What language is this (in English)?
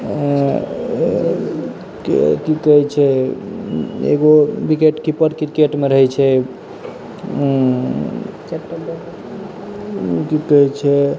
Maithili